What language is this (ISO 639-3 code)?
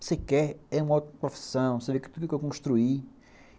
por